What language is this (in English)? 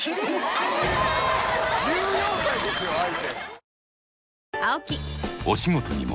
Japanese